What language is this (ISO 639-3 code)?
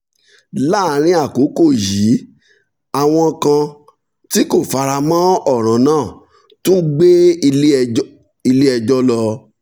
yor